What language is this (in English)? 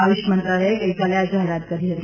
Gujarati